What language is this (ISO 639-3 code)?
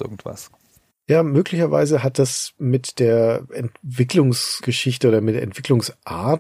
deu